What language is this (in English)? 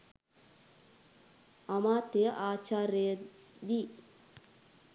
Sinhala